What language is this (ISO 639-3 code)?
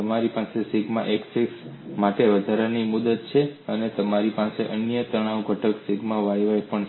guj